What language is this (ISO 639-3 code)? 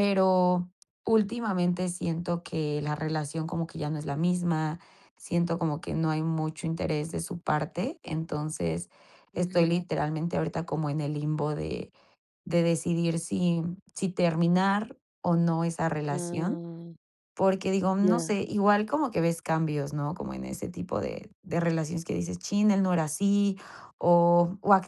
spa